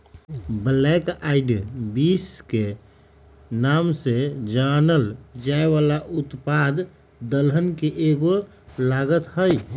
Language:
Magahi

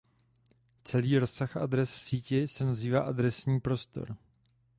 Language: Czech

